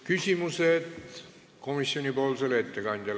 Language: Estonian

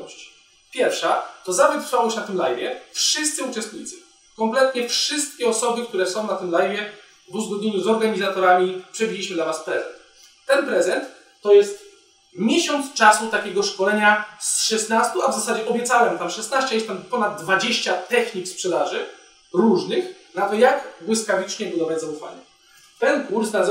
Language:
Polish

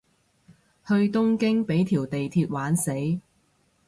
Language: Cantonese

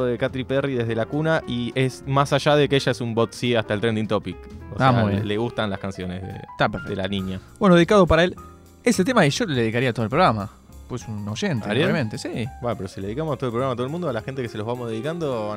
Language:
Spanish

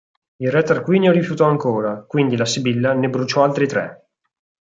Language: Italian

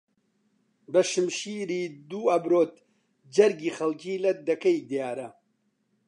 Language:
Central Kurdish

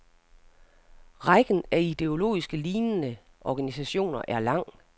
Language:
Danish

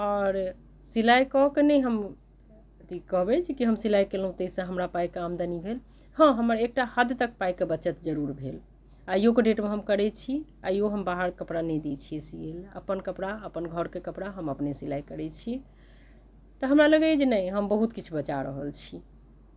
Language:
Maithili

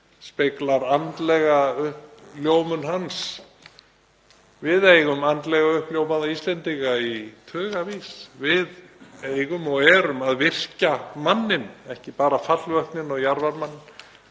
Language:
Icelandic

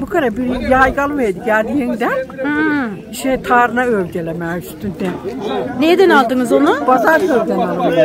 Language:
Turkish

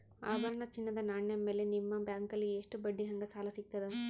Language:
Kannada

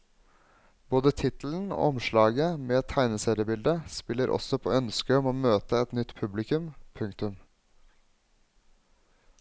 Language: Norwegian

